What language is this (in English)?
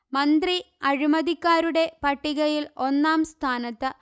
Malayalam